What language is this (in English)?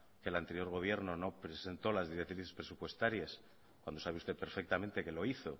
Spanish